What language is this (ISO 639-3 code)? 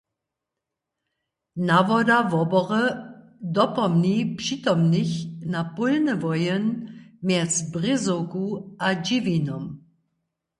hsb